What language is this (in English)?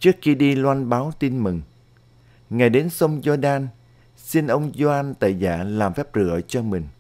Vietnamese